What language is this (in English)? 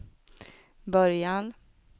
Swedish